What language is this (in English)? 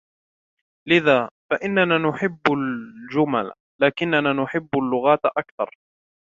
Arabic